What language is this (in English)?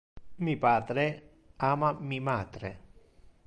Interlingua